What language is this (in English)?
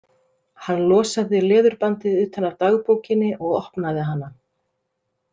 Icelandic